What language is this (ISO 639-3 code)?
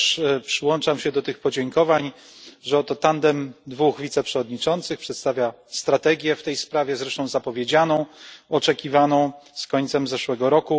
pol